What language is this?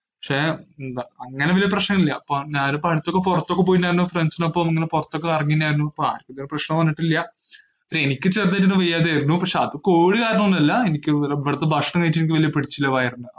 Malayalam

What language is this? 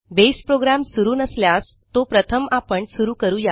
Marathi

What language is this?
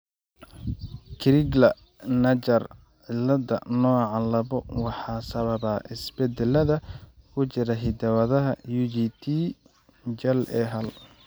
Somali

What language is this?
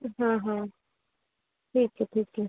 Hindi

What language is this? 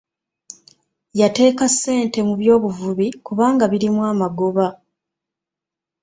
Ganda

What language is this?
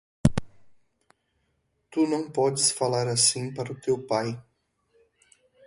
Portuguese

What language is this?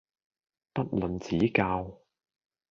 Cantonese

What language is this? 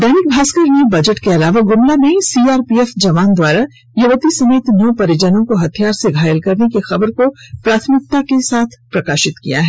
Hindi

